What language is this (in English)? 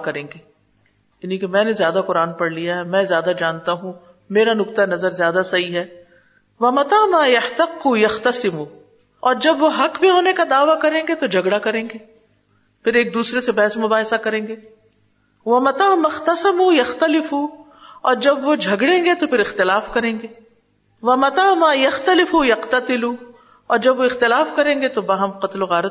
Urdu